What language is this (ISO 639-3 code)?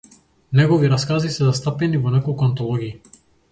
mkd